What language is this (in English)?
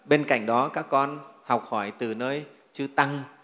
Vietnamese